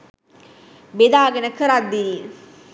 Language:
Sinhala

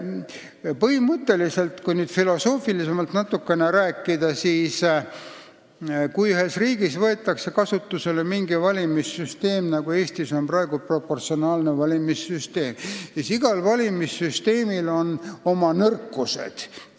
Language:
Estonian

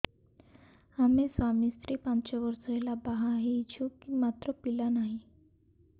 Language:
Odia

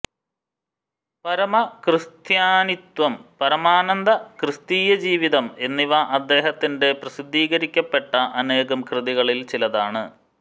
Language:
Malayalam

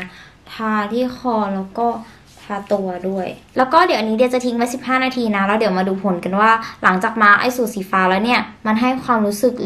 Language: Thai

